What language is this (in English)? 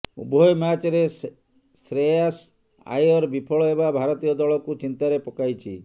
Odia